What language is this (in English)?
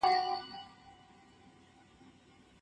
Pashto